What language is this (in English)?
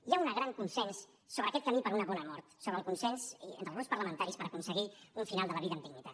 Catalan